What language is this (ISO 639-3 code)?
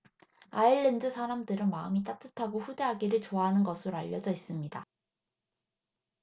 kor